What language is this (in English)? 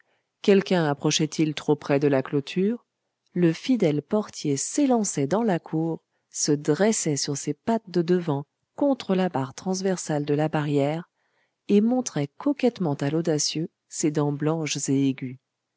French